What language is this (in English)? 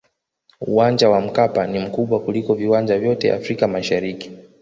Swahili